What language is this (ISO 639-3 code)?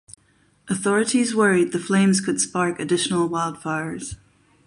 eng